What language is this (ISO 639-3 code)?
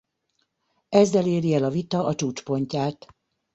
hun